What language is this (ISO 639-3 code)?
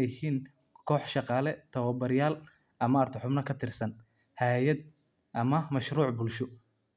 som